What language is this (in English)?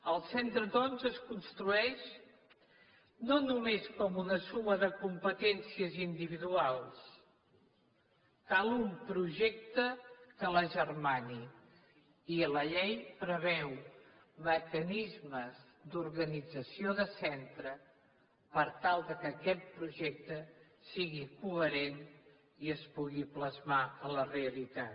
Catalan